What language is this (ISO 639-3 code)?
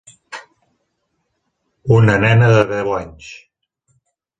cat